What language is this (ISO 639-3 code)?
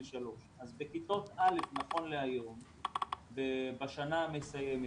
heb